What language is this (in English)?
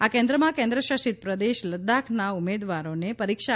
Gujarati